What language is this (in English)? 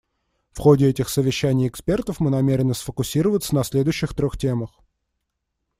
Russian